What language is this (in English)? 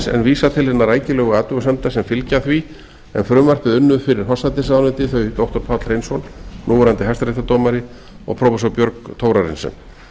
Icelandic